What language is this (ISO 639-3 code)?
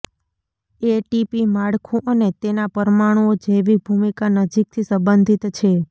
guj